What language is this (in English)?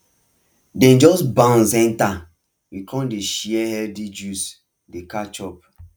Nigerian Pidgin